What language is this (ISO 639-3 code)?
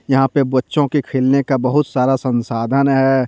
hin